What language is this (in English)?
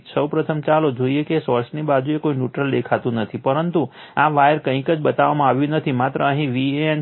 Gujarati